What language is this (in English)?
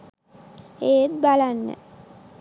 Sinhala